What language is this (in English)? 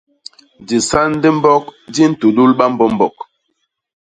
Basaa